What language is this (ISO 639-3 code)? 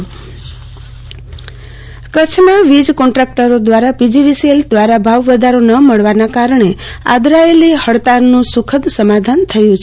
guj